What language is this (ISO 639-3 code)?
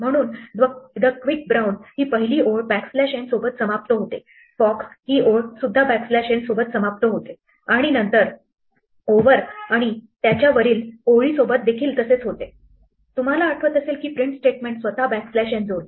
mar